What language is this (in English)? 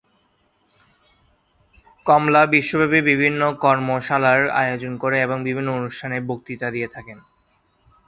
Bangla